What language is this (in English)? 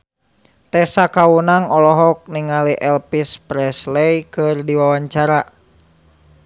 Sundanese